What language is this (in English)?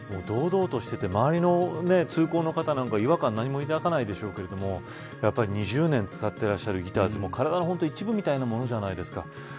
Japanese